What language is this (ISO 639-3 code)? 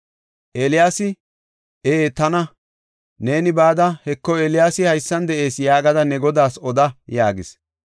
gof